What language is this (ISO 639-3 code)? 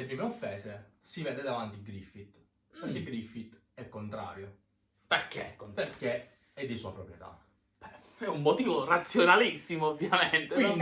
ita